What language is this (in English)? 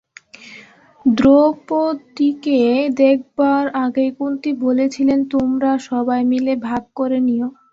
Bangla